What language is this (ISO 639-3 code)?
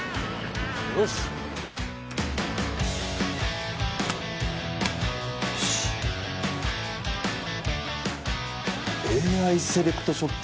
jpn